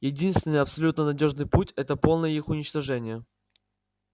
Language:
Russian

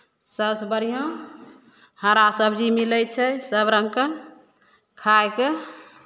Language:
Maithili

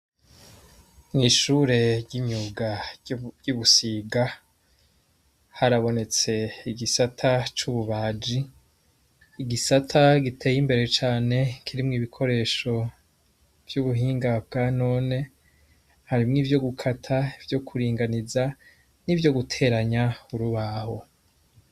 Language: Rundi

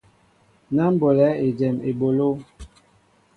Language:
Mbo (Cameroon)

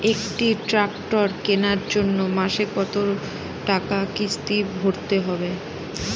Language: Bangla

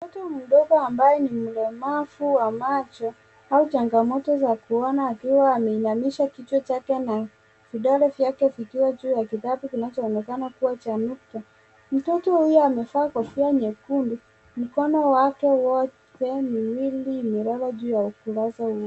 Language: Swahili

